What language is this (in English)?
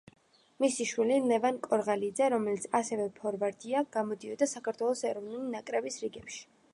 Georgian